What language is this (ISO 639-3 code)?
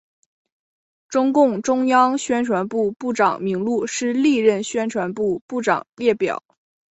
zho